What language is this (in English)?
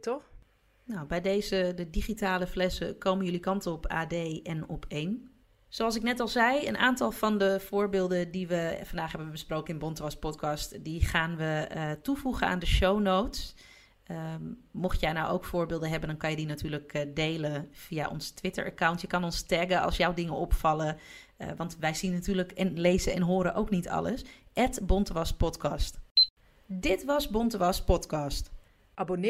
Dutch